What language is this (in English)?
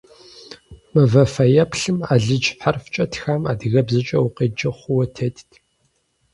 Kabardian